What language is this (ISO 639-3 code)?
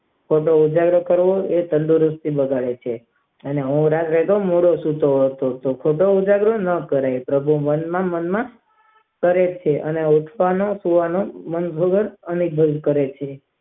guj